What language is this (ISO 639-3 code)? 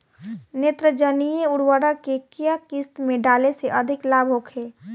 bho